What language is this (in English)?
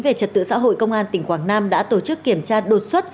Vietnamese